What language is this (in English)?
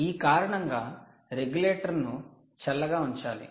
Telugu